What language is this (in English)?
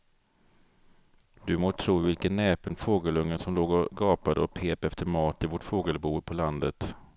Swedish